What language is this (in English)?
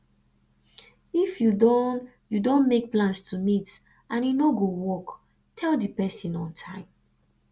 Nigerian Pidgin